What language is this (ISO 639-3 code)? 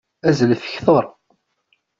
kab